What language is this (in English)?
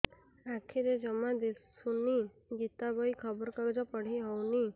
Odia